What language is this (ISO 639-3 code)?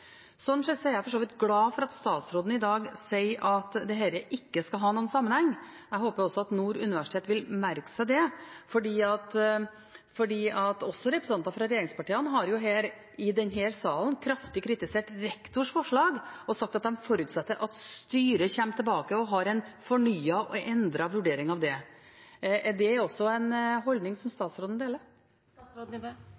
nob